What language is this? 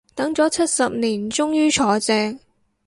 Cantonese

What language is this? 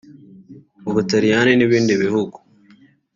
Kinyarwanda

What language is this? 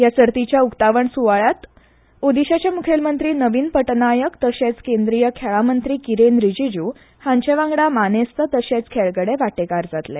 Konkani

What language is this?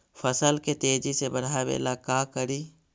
Magahi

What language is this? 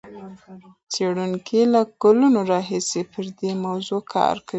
Pashto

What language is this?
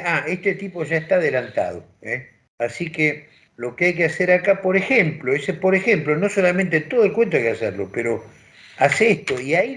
Spanish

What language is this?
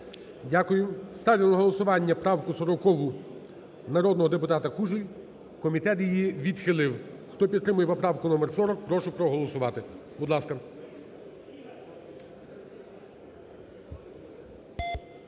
Ukrainian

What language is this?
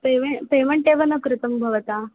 Sanskrit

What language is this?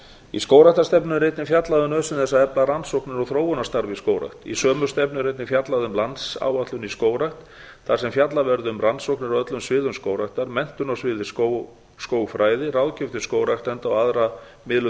Icelandic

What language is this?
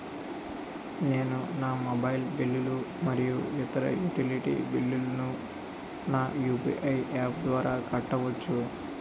Telugu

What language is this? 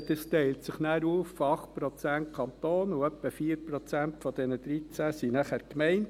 Swiss German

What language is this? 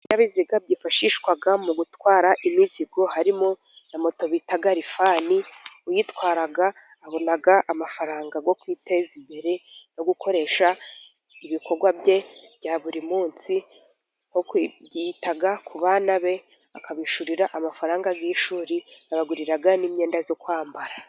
Kinyarwanda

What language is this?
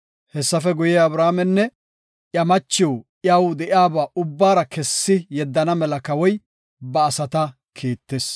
Gofa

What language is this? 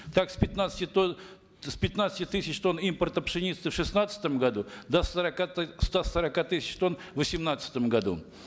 Kazakh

